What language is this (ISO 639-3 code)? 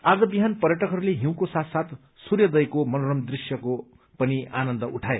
nep